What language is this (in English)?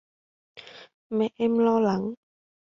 Vietnamese